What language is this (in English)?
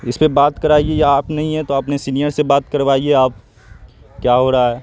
Urdu